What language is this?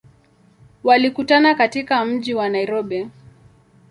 Swahili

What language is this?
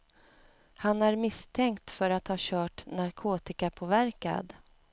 Swedish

